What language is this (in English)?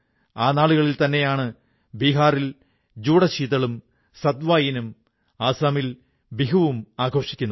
Malayalam